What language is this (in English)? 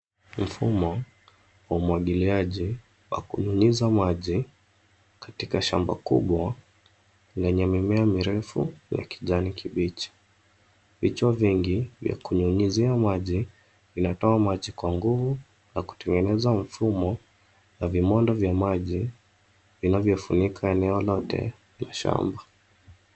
Swahili